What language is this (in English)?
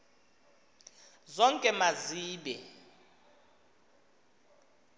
Xhosa